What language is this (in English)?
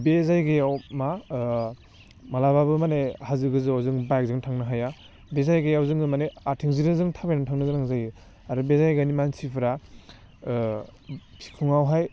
Bodo